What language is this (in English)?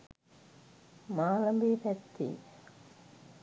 Sinhala